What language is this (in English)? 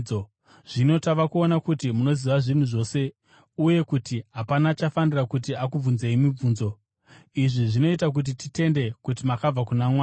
Shona